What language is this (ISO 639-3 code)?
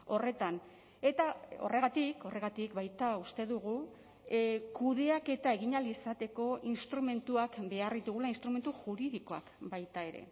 eus